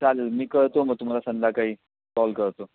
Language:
Marathi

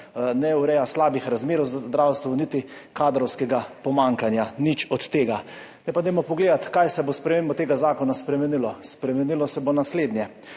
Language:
Slovenian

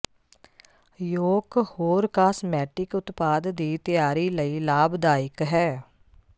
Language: Punjabi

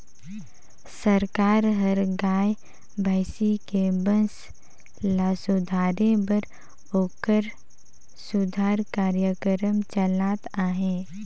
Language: Chhattisgarhi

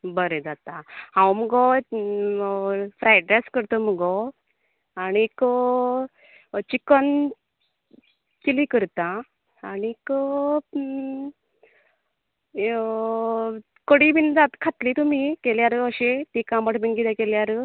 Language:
Konkani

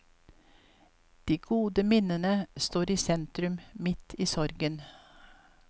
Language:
Norwegian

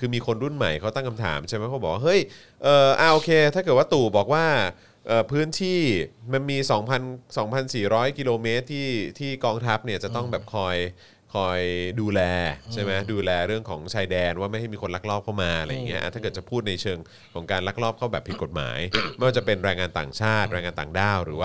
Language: Thai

